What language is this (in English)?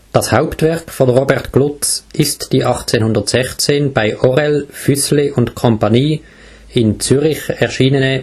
German